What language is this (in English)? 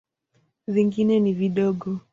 Swahili